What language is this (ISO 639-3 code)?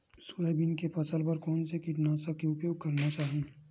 hne